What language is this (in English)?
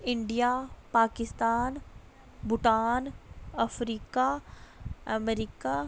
Dogri